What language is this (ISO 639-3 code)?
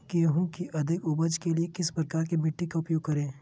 mag